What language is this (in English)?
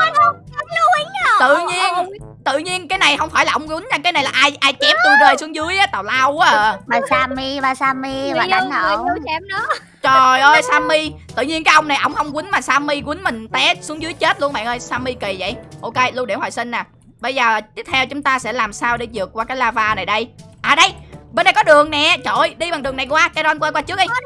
Vietnamese